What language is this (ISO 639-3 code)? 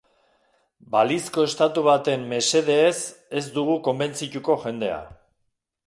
eus